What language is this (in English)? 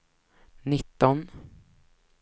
Swedish